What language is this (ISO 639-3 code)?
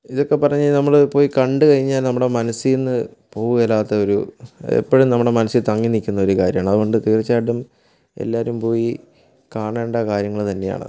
mal